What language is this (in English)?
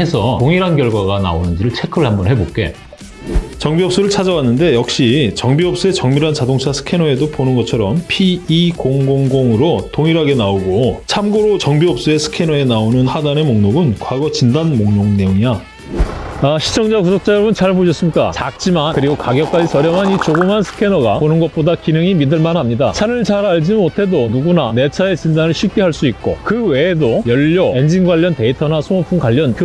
Korean